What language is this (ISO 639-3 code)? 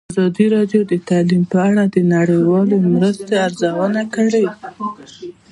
pus